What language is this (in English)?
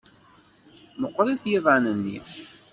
Kabyle